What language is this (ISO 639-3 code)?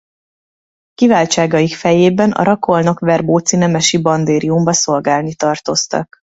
hun